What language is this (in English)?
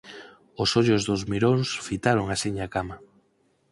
Galician